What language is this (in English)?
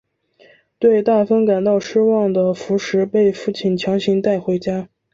Chinese